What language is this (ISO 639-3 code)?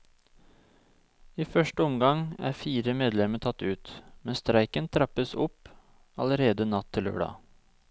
nor